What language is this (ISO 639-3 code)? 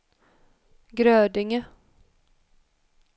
swe